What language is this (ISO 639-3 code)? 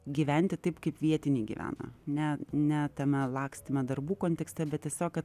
lit